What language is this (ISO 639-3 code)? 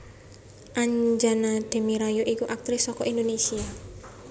jav